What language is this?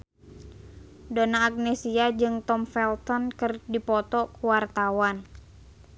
Sundanese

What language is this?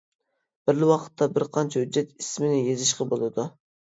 Uyghur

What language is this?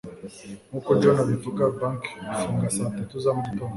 Kinyarwanda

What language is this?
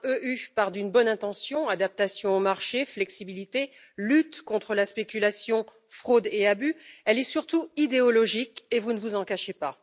French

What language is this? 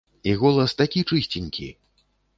Belarusian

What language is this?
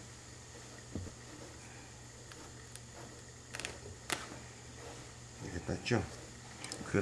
Korean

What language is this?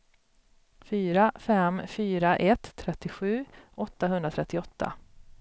Swedish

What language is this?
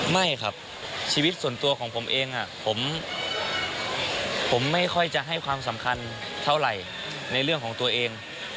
Thai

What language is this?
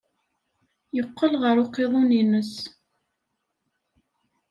Kabyle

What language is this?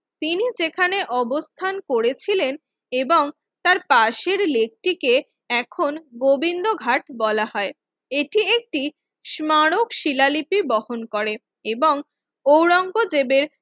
Bangla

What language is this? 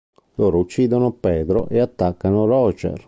Italian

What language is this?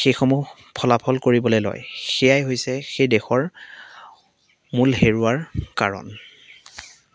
Assamese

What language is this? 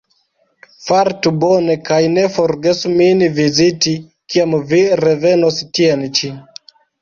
Esperanto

